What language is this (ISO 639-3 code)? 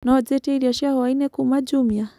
kik